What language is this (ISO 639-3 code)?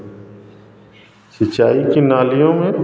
hin